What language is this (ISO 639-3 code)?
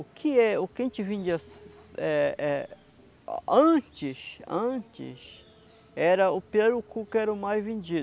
por